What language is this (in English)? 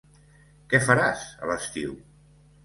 Catalan